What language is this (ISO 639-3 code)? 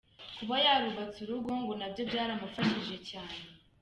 kin